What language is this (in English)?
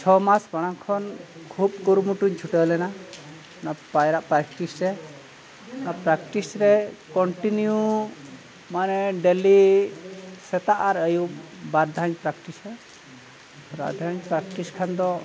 Santali